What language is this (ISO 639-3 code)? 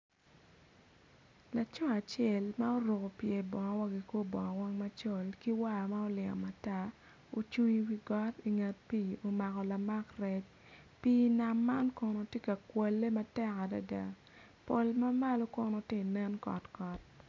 ach